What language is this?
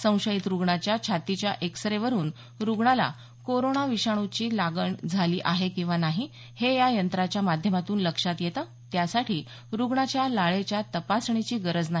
Marathi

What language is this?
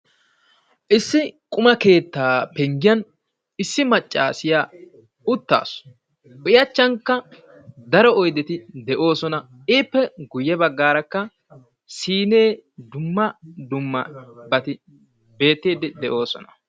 Wolaytta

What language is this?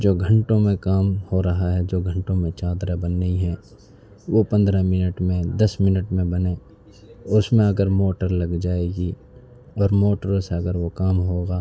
Urdu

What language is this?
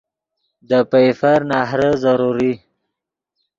Yidgha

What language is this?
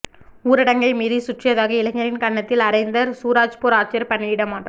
Tamil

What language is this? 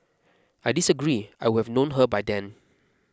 English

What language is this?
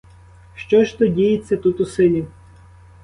Ukrainian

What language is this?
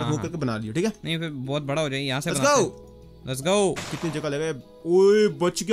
Hindi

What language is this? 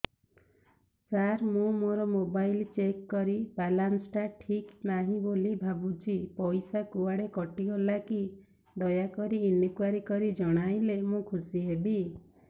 Odia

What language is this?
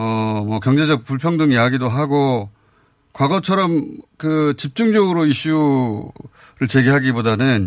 Korean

